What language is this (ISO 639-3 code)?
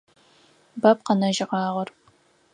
ady